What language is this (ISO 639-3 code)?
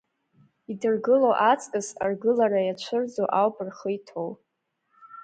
abk